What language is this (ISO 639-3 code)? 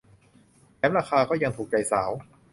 tha